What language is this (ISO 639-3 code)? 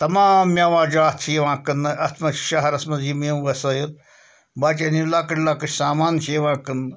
kas